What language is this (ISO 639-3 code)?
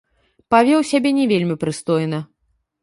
bel